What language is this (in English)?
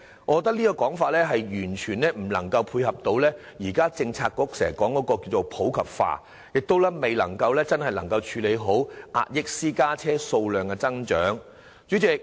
Cantonese